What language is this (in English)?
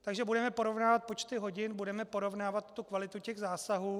Czech